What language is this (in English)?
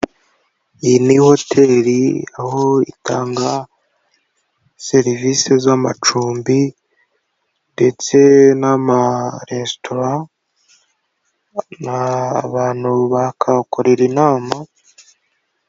Kinyarwanda